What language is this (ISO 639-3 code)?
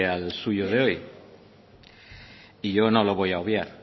spa